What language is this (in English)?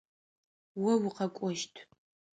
Adyghe